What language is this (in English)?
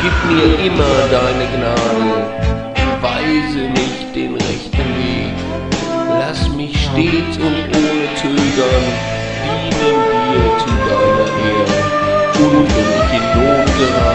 German